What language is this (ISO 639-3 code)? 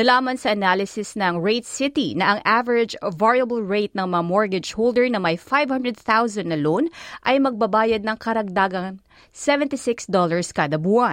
fil